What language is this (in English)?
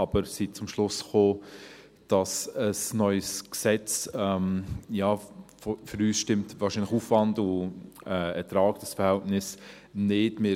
Swiss German